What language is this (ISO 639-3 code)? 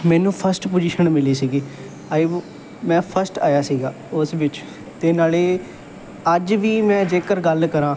pan